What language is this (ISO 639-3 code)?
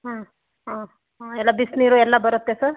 kan